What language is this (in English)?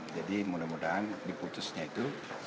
Indonesian